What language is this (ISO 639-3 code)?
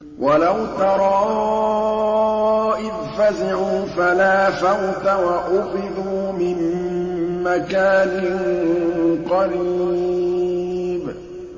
ara